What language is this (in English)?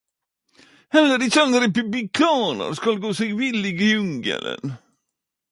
Norwegian Nynorsk